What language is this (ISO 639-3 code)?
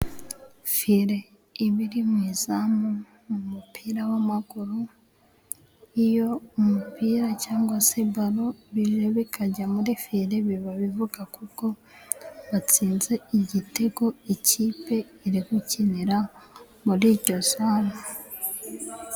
kin